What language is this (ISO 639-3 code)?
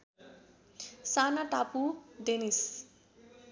nep